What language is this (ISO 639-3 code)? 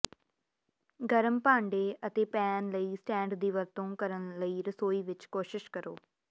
pan